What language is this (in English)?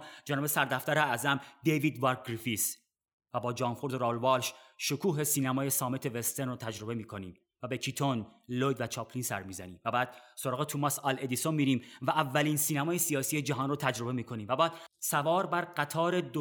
Persian